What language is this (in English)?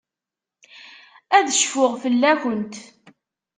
Kabyle